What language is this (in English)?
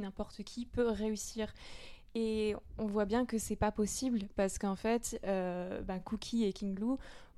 French